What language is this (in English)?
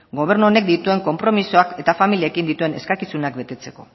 Basque